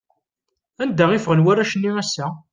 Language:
Kabyle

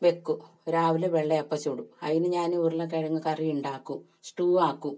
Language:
Malayalam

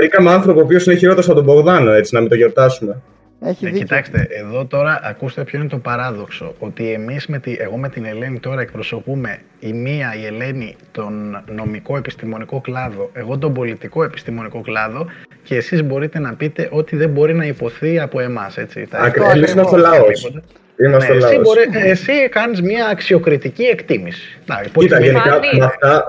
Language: Greek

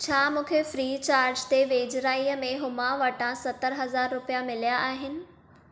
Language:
Sindhi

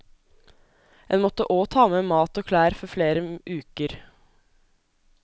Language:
Norwegian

